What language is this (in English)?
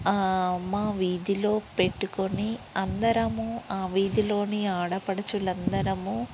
Telugu